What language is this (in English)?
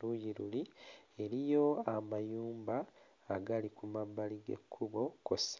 Ganda